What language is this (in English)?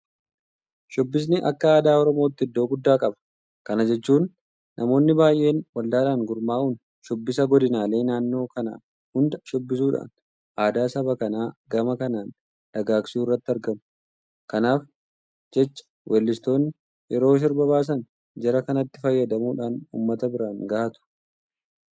Oromo